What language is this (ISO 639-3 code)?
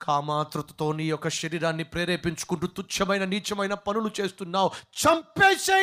tel